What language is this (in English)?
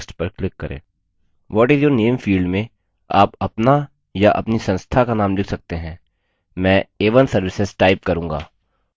Hindi